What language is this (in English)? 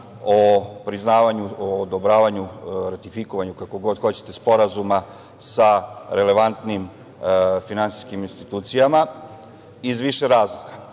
Serbian